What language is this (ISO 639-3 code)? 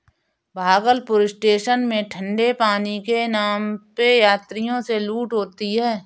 hin